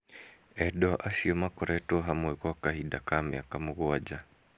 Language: Kikuyu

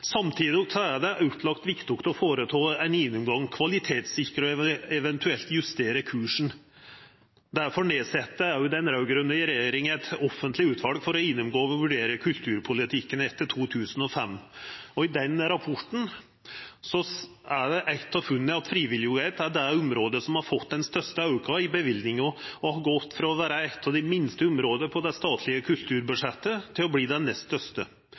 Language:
Norwegian Nynorsk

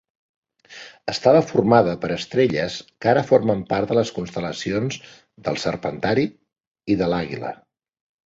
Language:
Catalan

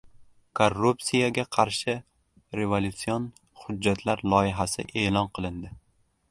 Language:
Uzbek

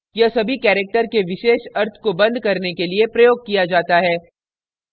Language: Hindi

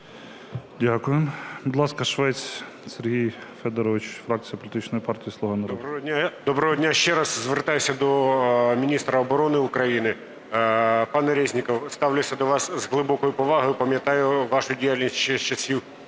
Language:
Ukrainian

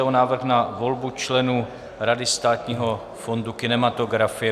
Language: Czech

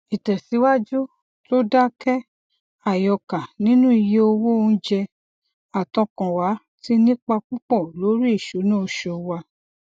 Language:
Yoruba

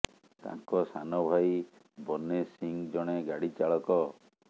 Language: Odia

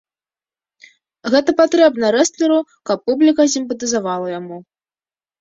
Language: Belarusian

